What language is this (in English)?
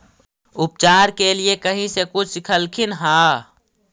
Magahi